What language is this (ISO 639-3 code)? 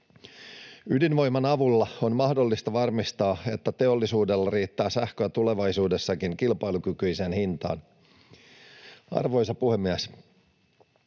fin